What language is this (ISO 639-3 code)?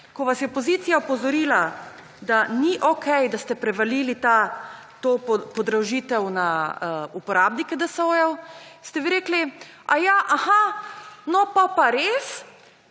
slv